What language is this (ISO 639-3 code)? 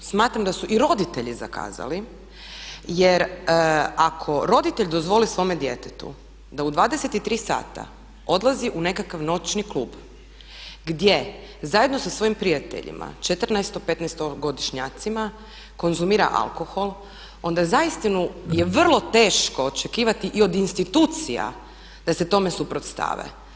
hrv